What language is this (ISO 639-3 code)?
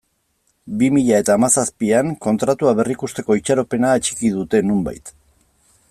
eus